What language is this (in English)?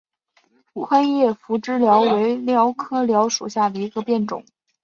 Chinese